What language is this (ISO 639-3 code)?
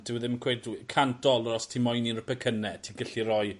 cym